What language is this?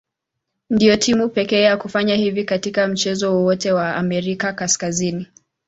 Swahili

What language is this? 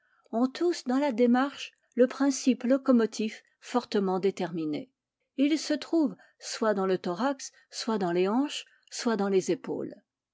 French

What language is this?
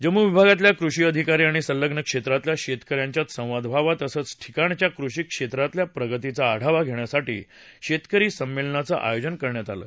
Marathi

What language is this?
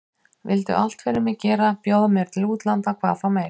Icelandic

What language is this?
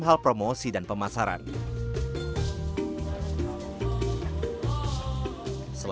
Indonesian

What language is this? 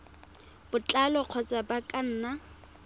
Tswana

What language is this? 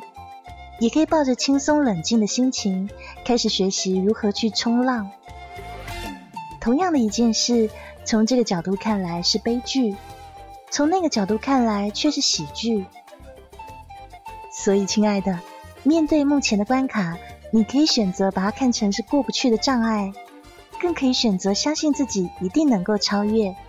Chinese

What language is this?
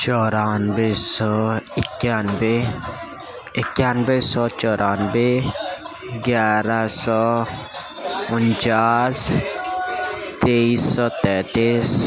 Urdu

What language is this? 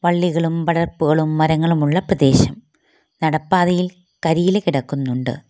Malayalam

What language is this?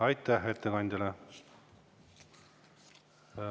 Estonian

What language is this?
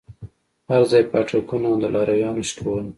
Pashto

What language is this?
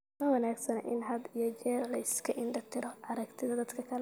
Somali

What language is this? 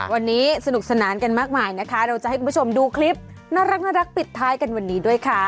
Thai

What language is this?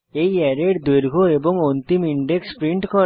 Bangla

